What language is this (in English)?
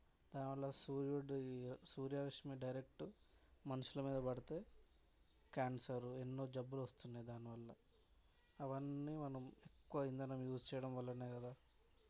Telugu